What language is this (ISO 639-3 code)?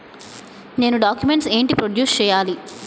tel